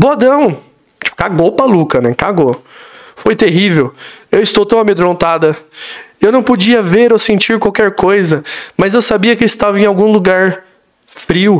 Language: Portuguese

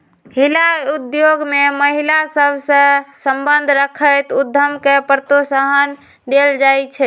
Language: Magahi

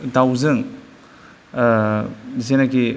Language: Bodo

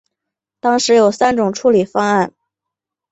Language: Chinese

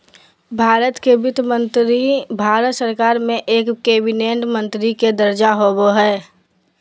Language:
Magahi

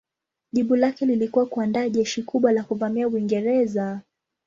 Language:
Swahili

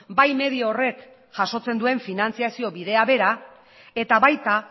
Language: Basque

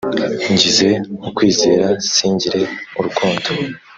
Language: Kinyarwanda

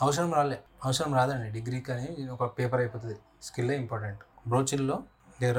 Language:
Telugu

